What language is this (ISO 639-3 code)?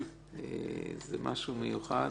heb